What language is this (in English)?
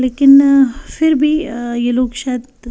Hindi